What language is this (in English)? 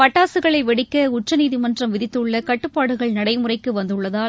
Tamil